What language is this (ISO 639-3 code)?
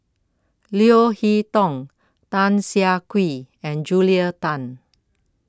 eng